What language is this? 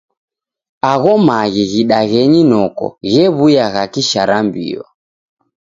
Taita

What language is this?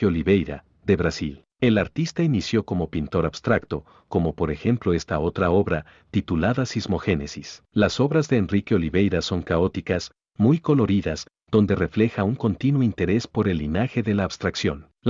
Spanish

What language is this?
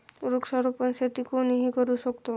Marathi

